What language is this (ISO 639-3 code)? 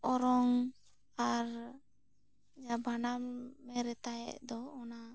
sat